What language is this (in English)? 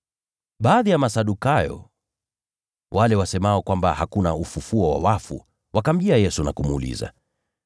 Swahili